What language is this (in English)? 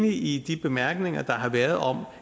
Danish